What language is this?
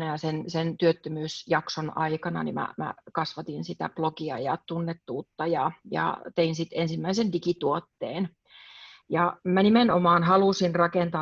Finnish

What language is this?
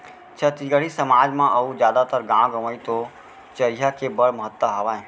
Chhattisgarhi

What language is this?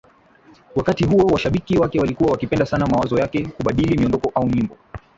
Swahili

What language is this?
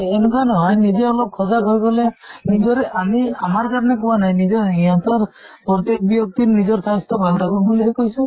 Assamese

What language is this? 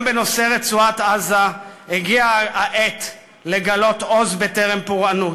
Hebrew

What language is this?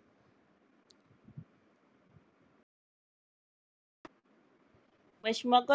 Swahili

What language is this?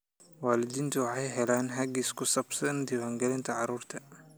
Somali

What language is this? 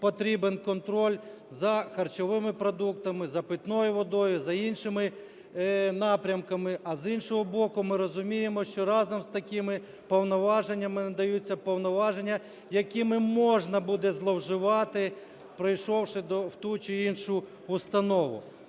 Ukrainian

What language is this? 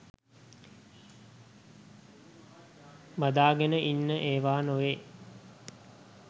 Sinhala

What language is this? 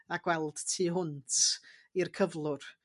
Welsh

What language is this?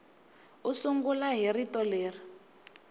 Tsonga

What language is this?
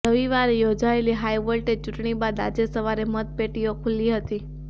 Gujarati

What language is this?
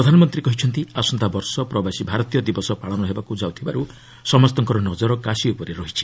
Odia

